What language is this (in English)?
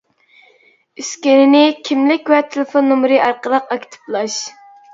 Uyghur